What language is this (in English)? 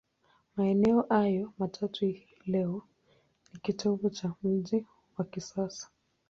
Swahili